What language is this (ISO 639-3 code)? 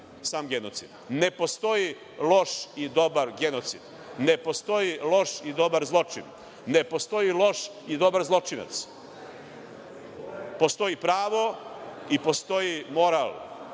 srp